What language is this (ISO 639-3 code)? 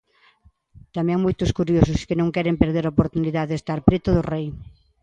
glg